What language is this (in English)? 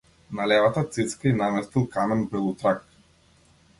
Macedonian